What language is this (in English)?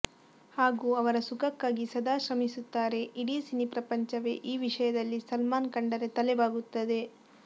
Kannada